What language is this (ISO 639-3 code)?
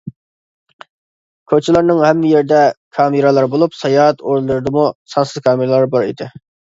uig